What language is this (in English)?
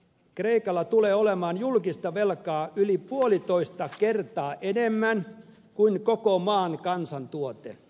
Finnish